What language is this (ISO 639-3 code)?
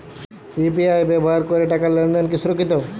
ben